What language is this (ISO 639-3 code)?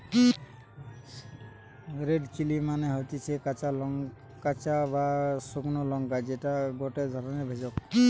ben